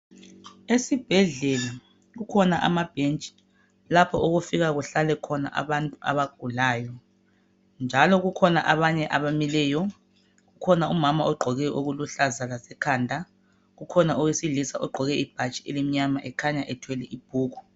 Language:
North Ndebele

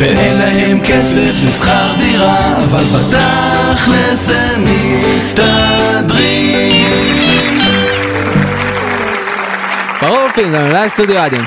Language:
Hebrew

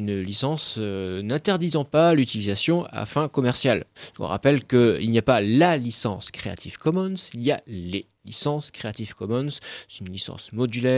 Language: French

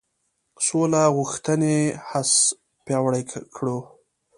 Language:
Pashto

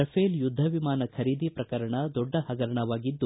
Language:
Kannada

